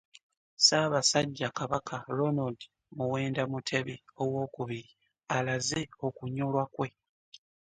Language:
Ganda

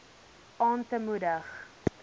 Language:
Afrikaans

